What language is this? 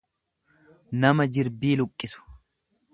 Oromo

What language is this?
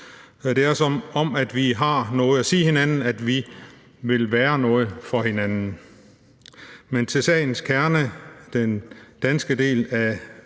Danish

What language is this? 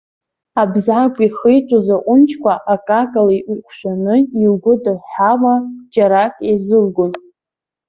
Abkhazian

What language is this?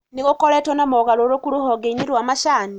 Kikuyu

